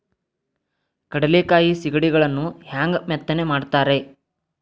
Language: Kannada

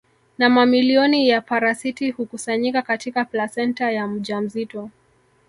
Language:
Swahili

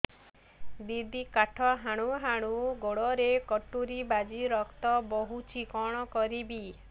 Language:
Odia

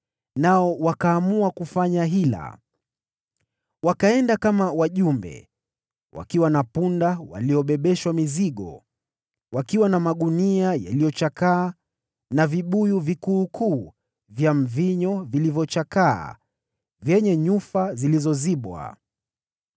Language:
Swahili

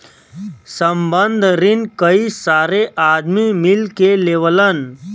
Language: Bhojpuri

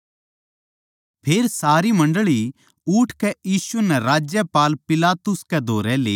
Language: Haryanvi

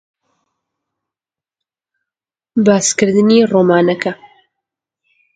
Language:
Central Kurdish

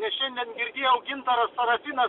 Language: Lithuanian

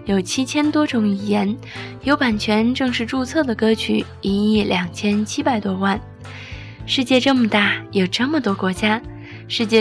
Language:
Chinese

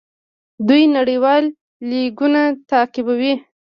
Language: Pashto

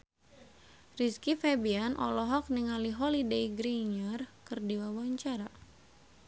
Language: Sundanese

